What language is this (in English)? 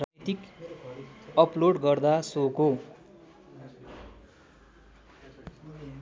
Nepali